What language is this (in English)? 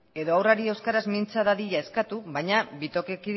Basque